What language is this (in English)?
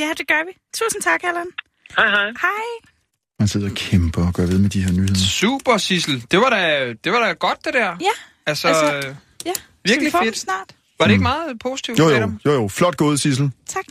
Danish